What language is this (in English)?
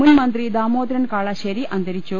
Malayalam